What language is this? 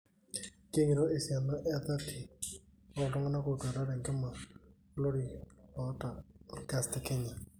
Masai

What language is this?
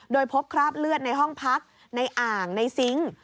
Thai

